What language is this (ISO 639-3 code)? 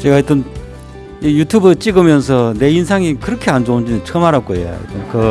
kor